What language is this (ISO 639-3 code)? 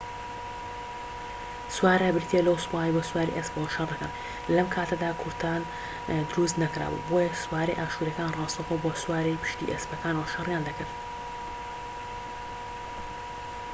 ckb